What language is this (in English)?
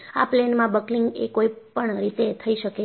Gujarati